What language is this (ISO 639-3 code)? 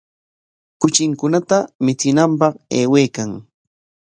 qwa